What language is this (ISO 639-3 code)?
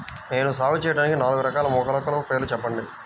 tel